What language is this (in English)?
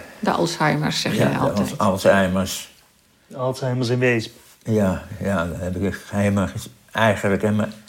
Dutch